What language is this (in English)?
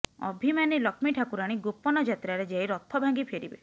Odia